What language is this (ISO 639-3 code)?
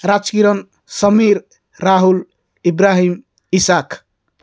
ori